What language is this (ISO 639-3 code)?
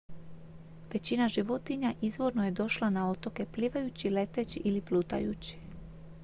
hrv